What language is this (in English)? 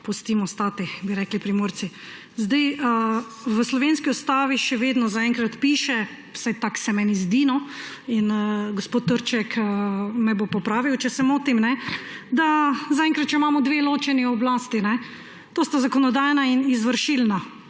Slovenian